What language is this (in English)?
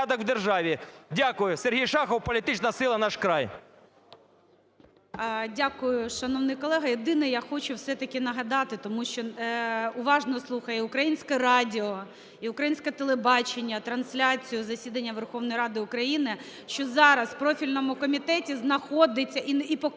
Ukrainian